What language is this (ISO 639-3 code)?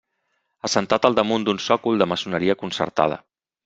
cat